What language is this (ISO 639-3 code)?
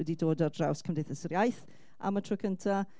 cym